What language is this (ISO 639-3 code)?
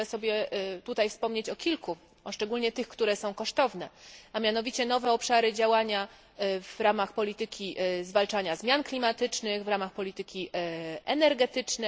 pol